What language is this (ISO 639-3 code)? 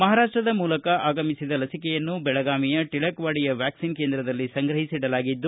kan